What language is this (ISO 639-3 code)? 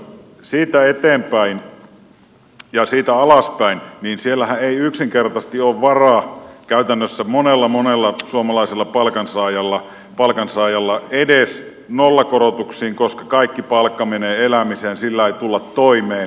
fin